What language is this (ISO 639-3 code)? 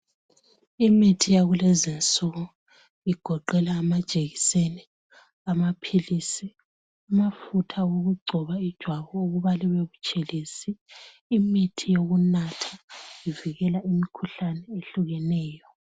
nde